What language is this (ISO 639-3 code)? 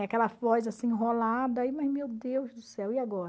por